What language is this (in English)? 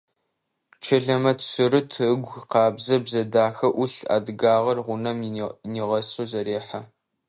Adyghe